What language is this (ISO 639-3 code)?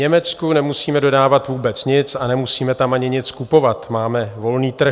ces